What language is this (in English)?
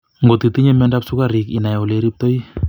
Kalenjin